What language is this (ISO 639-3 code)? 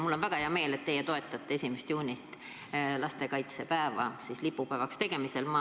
est